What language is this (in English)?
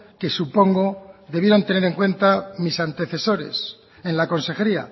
Spanish